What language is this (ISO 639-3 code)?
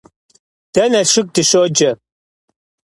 kbd